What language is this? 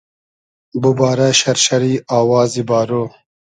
Hazaragi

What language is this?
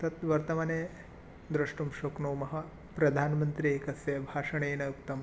Sanskrit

